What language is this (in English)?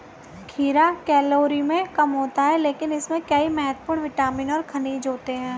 Hindi